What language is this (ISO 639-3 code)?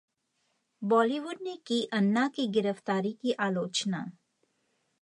hin